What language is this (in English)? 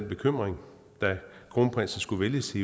Danish